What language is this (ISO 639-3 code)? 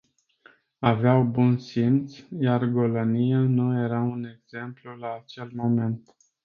ron